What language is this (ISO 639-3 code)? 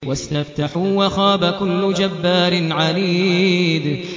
ara